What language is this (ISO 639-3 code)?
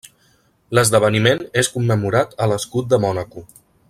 cat